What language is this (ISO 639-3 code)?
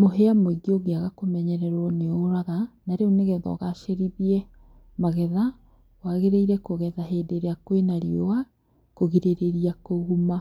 kik